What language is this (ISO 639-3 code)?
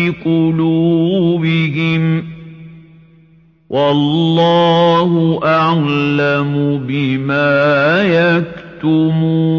ara